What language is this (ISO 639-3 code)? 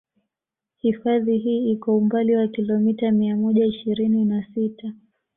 swa